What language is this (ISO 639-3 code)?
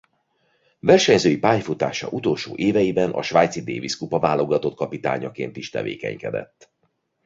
hun